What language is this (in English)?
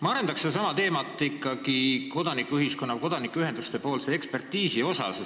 Estonian